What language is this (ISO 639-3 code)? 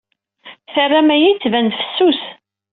kab